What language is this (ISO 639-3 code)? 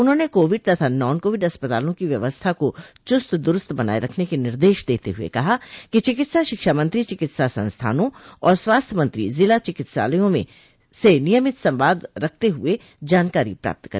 hin